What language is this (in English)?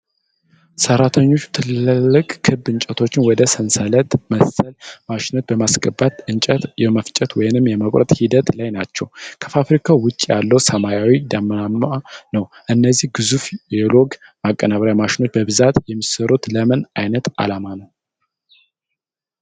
Amharic